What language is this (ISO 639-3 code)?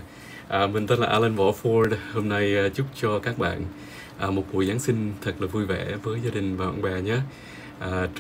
vie